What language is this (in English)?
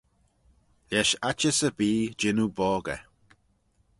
Manx